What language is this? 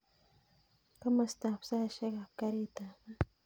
Kalenjin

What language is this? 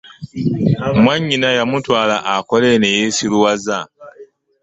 Ganda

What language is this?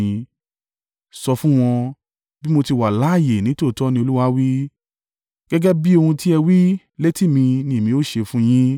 Yoruba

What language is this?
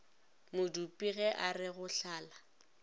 Northern Sotho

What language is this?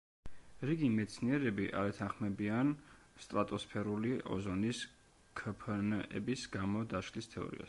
Georgian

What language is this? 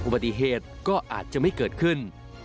Thai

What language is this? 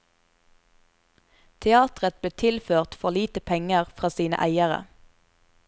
Norwegian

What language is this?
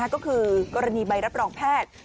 Thai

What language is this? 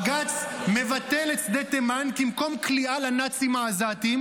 Hebrew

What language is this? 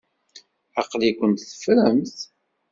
Kabyle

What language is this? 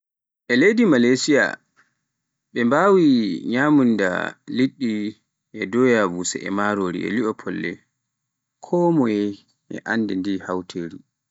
Pular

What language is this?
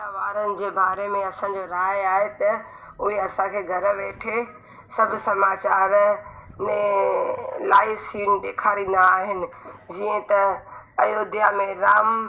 Sindhi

